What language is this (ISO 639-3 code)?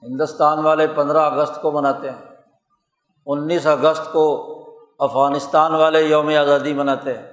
urd